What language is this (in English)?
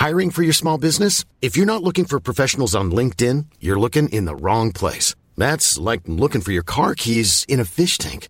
Persian